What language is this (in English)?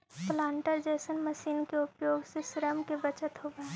Magahi